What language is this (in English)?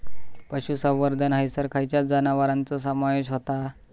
Marathi